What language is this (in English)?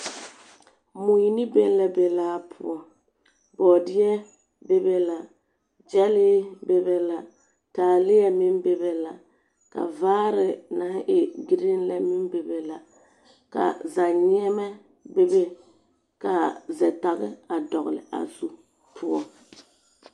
Southern Dagaare